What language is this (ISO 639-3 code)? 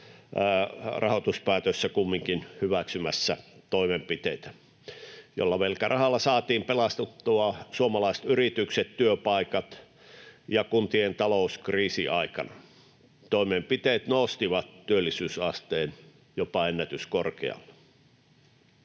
fin